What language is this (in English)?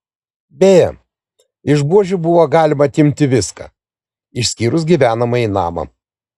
Lithuanian